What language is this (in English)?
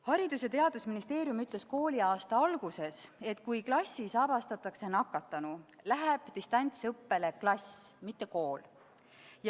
Estonian